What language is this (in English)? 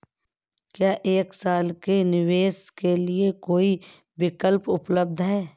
Hindi